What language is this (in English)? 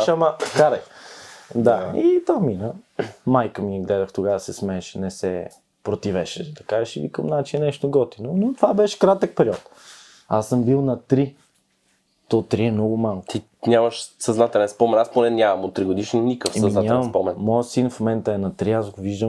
Bulgarian